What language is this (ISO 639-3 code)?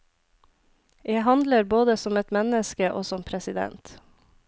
nor